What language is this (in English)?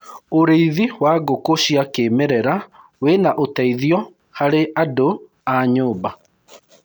Kikuyu